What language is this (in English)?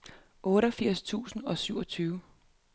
Danish